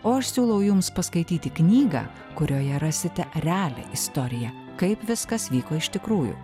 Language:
Lithuanian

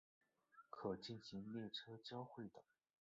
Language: Chinese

